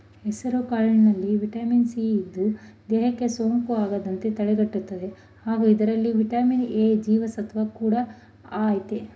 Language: Kannada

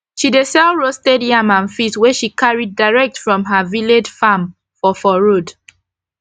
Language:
Nigerian Pidgin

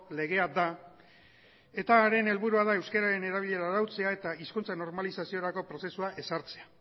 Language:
Basque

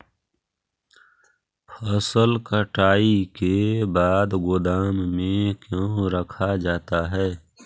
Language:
Magahi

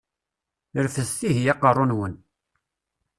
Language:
Kabyle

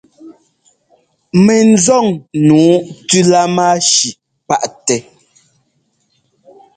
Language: Ngomba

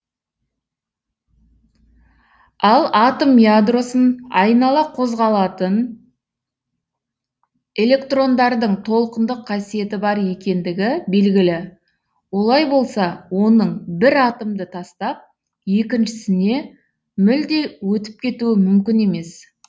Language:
Kazakh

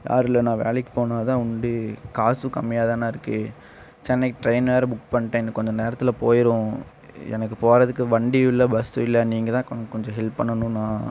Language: Tamil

